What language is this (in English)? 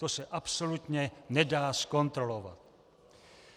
Czech